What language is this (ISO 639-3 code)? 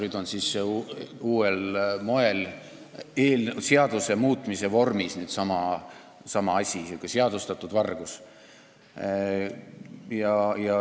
est